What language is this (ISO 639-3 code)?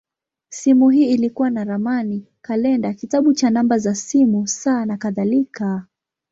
swa